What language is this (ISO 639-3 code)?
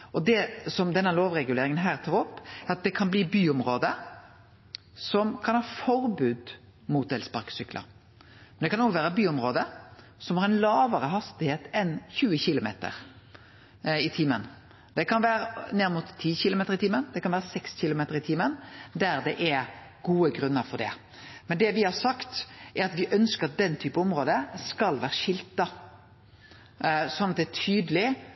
nno